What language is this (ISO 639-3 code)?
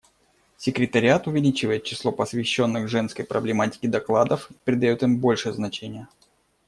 rus